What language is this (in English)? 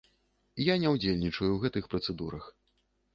Belarusian